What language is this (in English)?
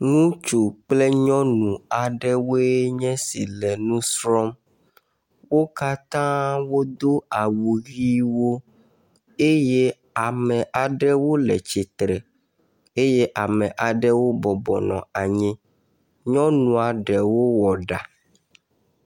Ewe